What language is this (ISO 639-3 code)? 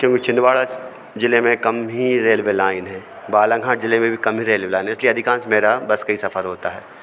hin